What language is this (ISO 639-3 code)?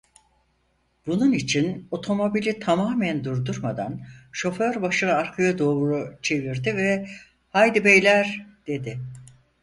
tur